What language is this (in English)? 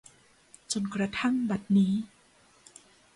Thai